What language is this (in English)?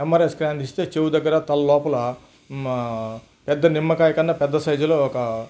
Telugu